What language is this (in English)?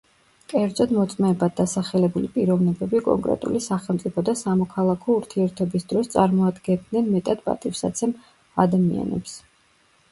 Georgian